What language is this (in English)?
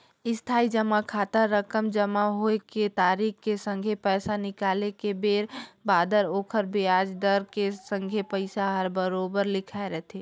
Chhattisgarhi